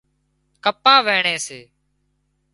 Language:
Wadiyara Koli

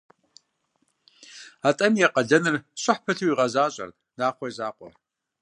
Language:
Kabardian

